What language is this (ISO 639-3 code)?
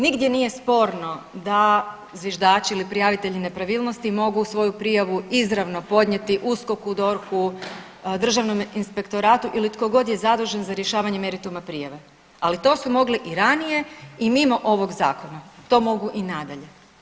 hrv